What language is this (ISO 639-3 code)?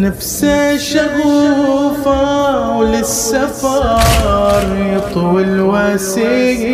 ara